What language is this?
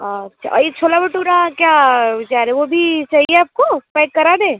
Hindi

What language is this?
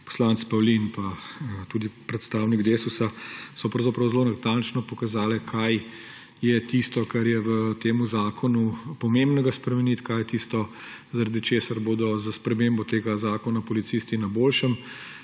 Slovenian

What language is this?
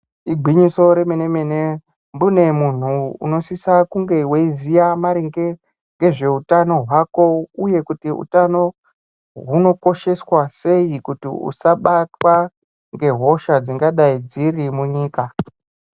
Ndau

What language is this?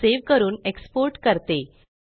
Marathi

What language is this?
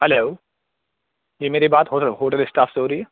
Urdu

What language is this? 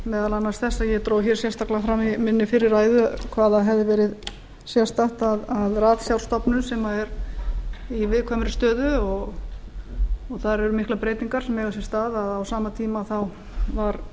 Icelandic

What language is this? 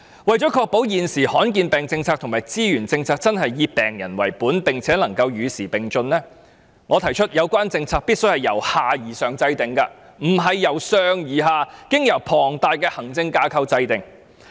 Cantonese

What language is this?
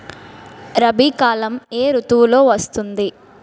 Telugu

